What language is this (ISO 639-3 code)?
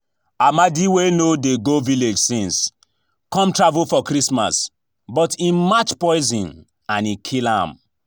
pcm